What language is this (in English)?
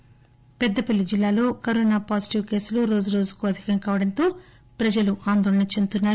Telugu